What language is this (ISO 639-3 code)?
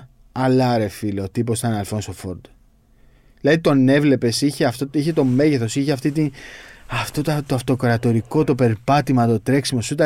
ell